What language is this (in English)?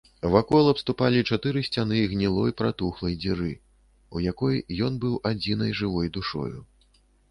Belarusian